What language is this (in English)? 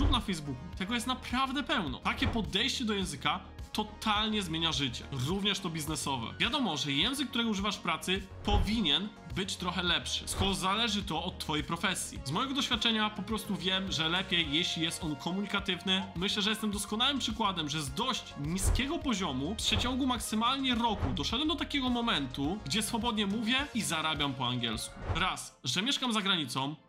Polish